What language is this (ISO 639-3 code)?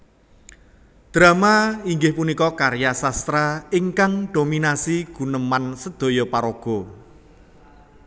jav